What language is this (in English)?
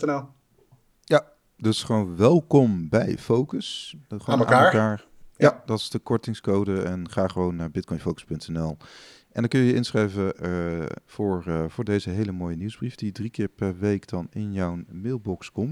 Dutch